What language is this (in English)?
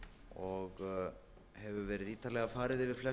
Icelandic